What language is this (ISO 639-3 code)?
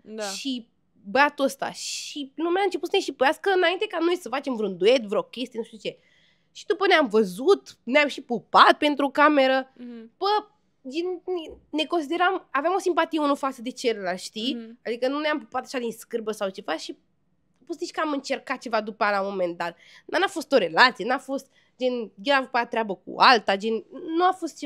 ron